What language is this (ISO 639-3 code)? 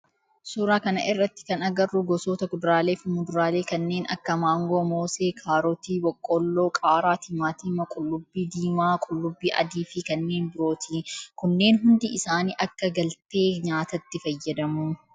orm